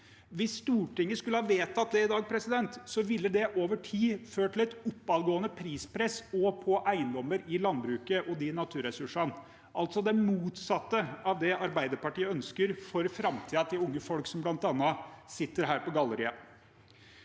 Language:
Norwegian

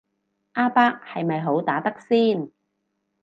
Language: Cantonese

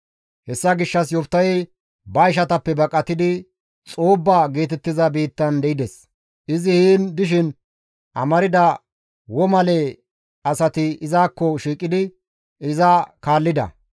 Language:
Gamo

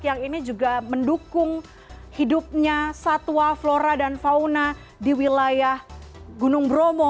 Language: Indonesian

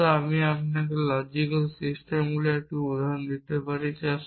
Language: Bangla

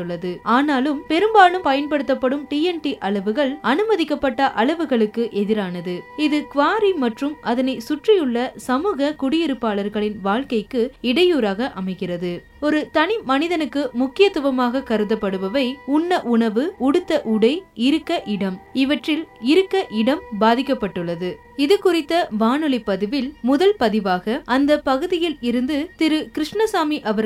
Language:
Tamil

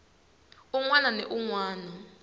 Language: Tsonga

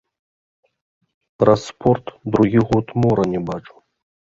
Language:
Belarusian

